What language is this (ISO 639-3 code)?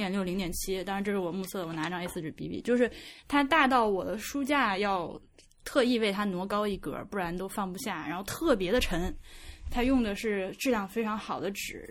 zho